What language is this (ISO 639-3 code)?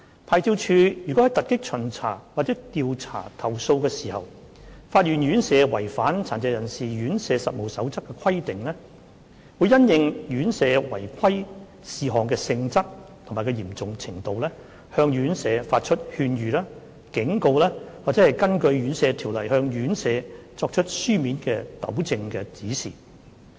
yue